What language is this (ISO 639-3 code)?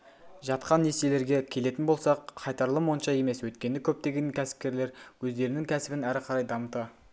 kaz